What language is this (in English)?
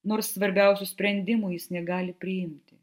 Lithuanian